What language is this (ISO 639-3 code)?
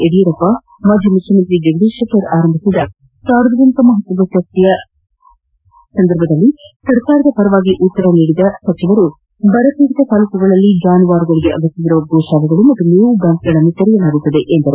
kan